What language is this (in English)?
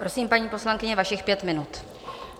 Czech